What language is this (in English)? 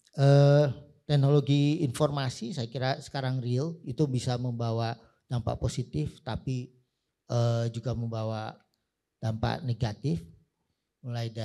Indonesian